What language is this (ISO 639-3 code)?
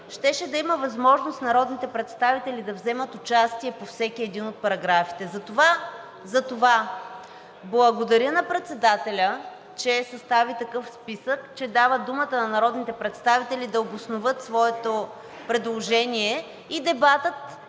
bul